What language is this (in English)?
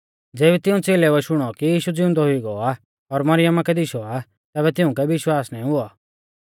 Mahasu Pahari